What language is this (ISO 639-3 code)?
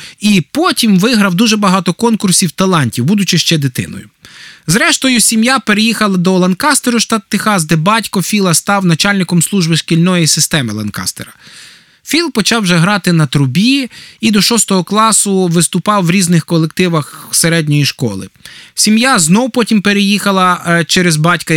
ukr